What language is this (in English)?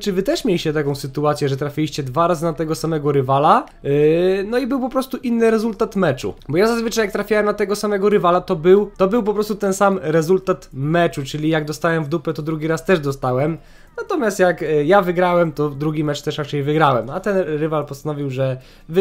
Polish